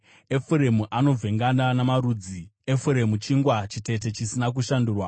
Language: Shona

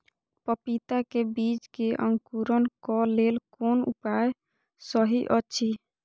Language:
Maithili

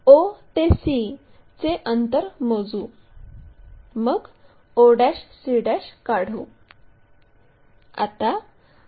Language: Marathi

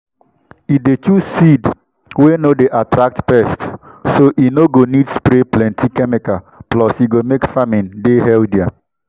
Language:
Nigerian Pidgin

